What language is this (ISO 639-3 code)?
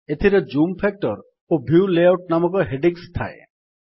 ori